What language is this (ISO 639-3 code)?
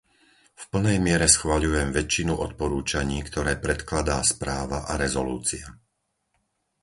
slk